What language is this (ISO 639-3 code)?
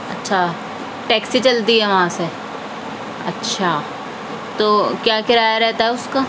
urd